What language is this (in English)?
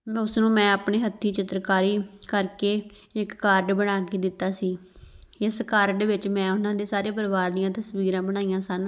Punjabi